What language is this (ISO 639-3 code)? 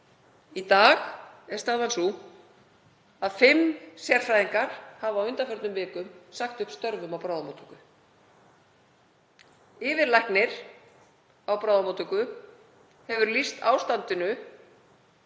isl